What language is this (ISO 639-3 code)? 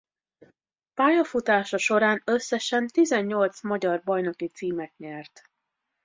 hun